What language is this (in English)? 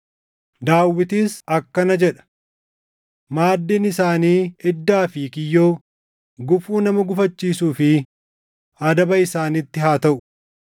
Oromo